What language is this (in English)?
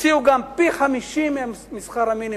Hebrew